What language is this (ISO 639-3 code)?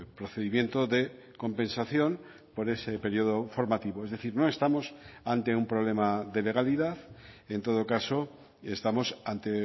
spa